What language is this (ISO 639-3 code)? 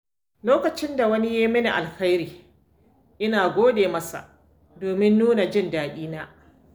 hau